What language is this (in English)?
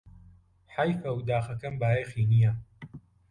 Central Kurdish